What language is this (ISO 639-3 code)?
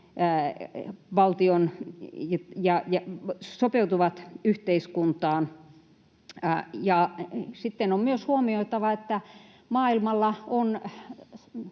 fin